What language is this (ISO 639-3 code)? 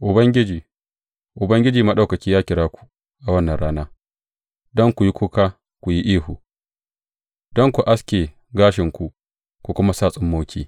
hau